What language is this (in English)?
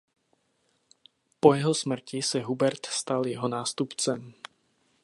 Czech